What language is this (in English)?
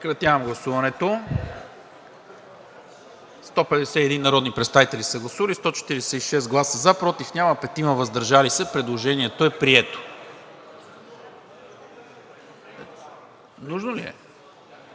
Bulgarian